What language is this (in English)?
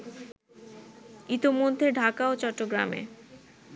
Bangla